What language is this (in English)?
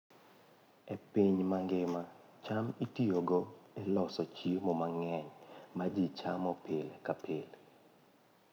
Luo (Kenya and Tanzania)